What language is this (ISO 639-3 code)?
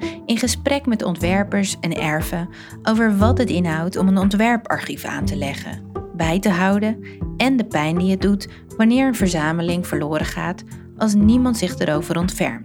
nld